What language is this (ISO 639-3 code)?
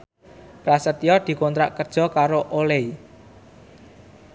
jav